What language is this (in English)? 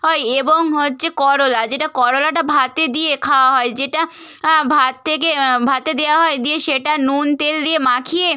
Bangla